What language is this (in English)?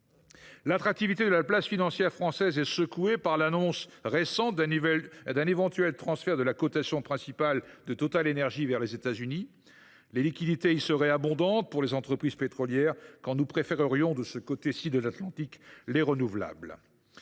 French